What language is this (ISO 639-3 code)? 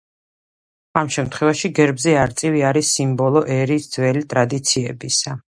kat